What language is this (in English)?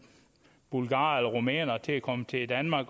Danish